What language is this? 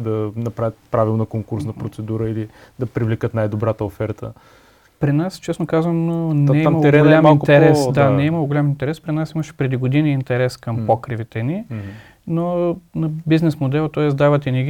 Bulgarian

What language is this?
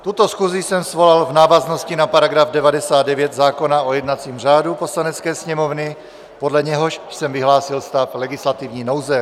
Czech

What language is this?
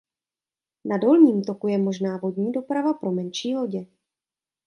Czech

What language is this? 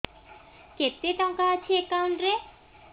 Odia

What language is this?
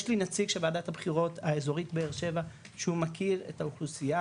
Hebrew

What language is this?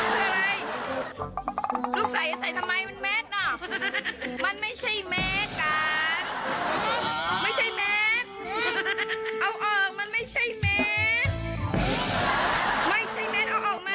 Thai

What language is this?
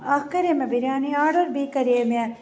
Kashmiri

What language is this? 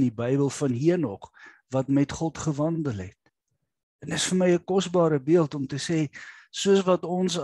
Dutch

